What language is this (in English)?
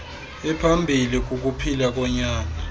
Xhosa